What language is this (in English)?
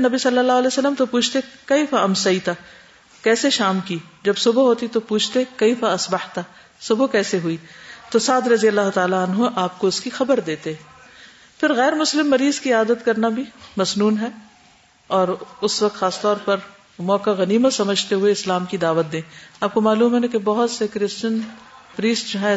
Urdu